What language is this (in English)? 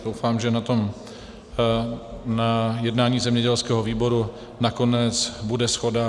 Czech